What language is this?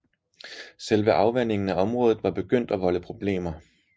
Danish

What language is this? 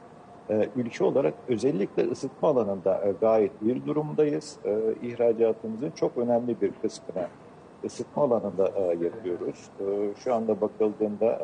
Turkish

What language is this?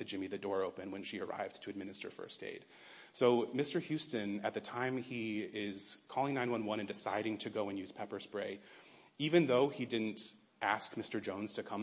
English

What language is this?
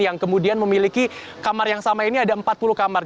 Indonesian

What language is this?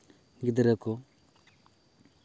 Santali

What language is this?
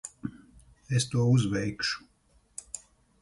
Latvian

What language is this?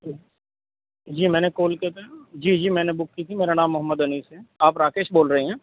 Urdu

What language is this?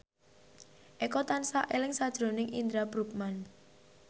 Javanese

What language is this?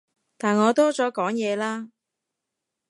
Cantonese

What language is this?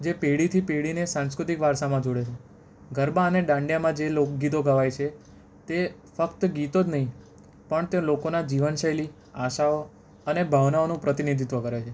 Gujarati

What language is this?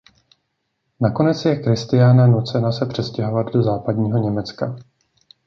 Czech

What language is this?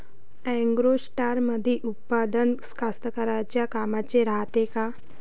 Marathi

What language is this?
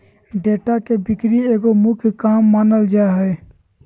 Magahi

